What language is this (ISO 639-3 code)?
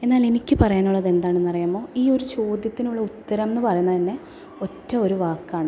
mal